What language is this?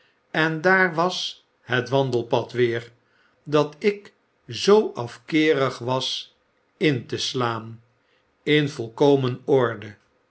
Dutch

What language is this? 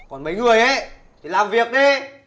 Vietnamese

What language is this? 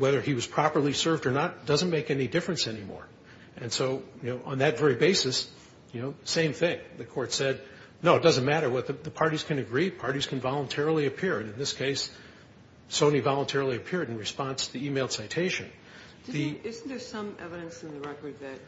English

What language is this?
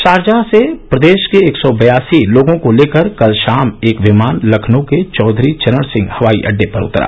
Hindi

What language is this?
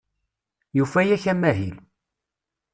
Kabyle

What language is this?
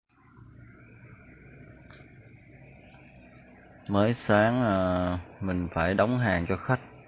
Vietnamese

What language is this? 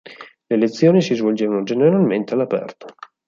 Italian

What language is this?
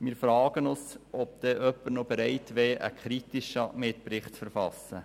Swiss German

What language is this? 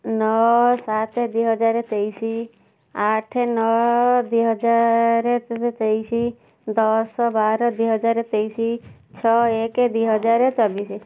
Odia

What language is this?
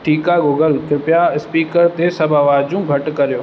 Sindhi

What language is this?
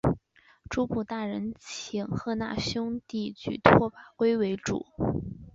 Chinese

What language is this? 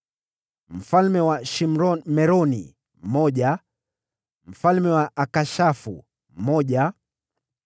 Swahili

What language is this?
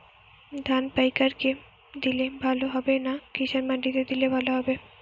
Bangla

